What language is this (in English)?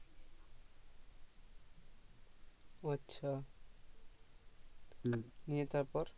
Bangla